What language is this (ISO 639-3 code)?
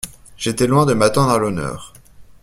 fra